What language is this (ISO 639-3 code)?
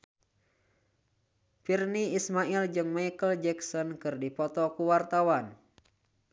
sun